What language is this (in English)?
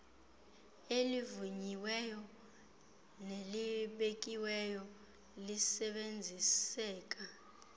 Xhosa